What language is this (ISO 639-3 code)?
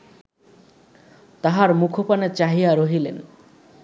ben